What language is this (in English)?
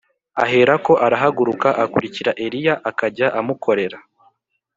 Kinyarwanda